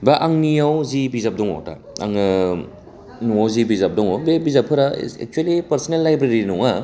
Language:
Bodo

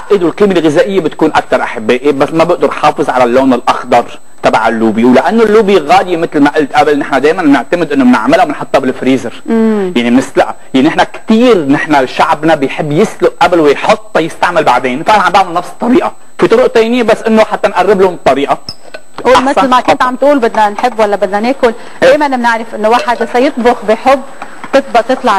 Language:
Arabic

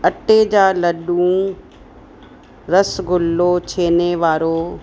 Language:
Sindhi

